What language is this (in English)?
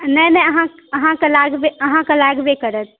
Maithili